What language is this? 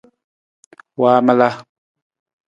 Nawdm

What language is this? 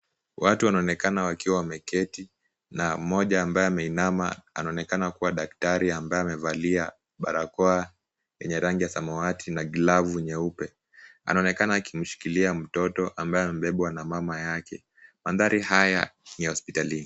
Swahili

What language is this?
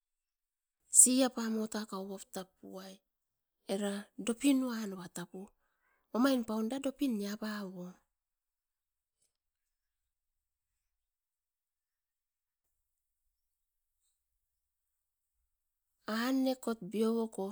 Askopan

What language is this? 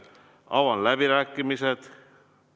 Estonian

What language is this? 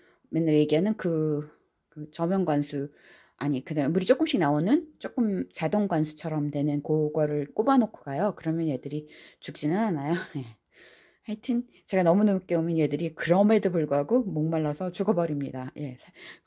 Korean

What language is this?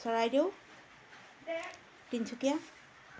Assamese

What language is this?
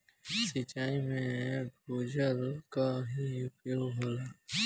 Bhojpuri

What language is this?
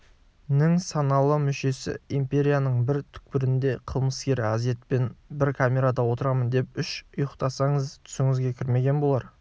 Kazakh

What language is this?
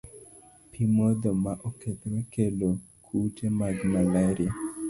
Luo (Kenya and Tanzania)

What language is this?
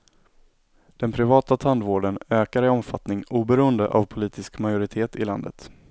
Swedish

